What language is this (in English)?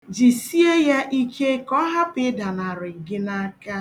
Igbo